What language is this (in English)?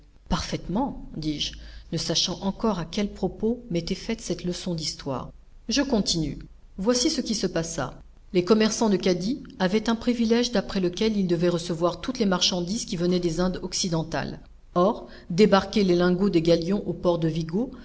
French